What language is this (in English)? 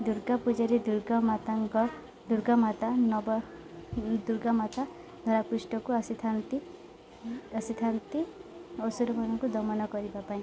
Odia